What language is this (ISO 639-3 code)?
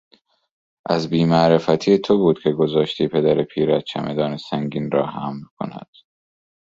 fas